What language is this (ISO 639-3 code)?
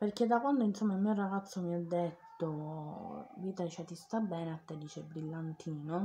ita